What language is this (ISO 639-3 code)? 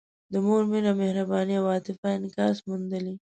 pus